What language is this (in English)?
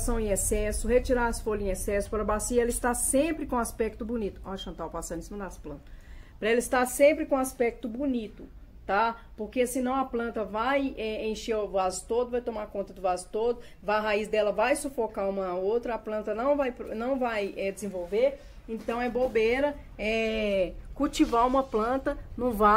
Portuguese